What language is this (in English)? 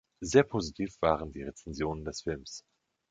German